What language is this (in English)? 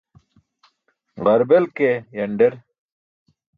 Burushaski